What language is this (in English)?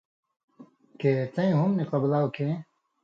Indus Kohistani